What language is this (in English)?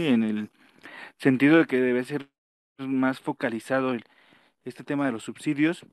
Spanish